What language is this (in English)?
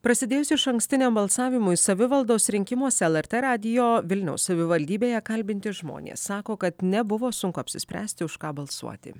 Lithuanian